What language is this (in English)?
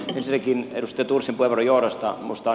Finnish